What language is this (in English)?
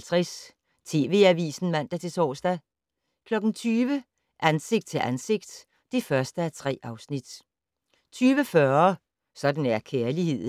Danish